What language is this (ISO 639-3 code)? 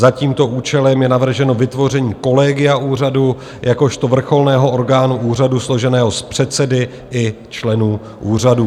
ces